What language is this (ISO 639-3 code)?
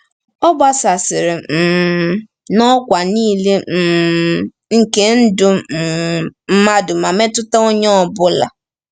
ibo